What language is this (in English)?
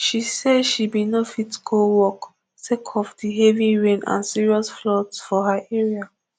Nigerian Pidgin